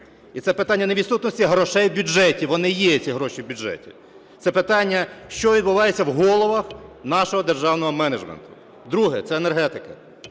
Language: Ukrainian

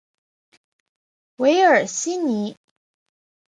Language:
Chinese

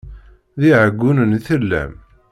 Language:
Kabyle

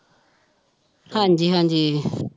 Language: Punjabi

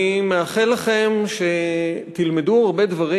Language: Hebrew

